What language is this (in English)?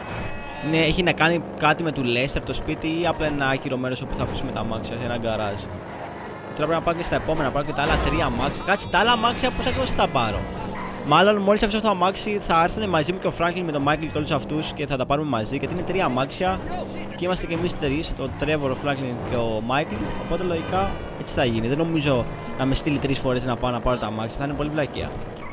Greek